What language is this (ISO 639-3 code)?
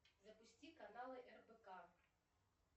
rus